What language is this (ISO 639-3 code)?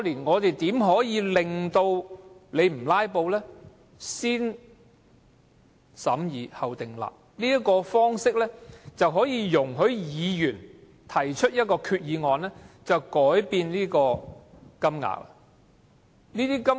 yue